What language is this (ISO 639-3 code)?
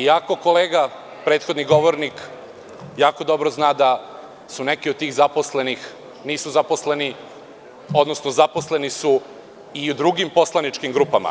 srp